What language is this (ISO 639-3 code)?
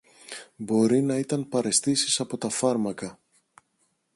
ell